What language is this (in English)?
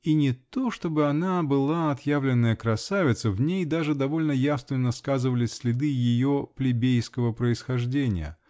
Russian